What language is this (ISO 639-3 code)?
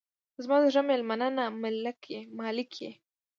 pus